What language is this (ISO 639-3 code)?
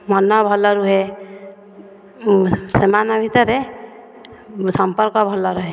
ori